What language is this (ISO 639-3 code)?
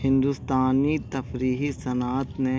urd